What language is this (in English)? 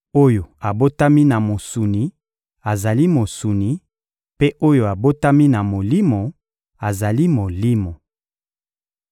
Lingala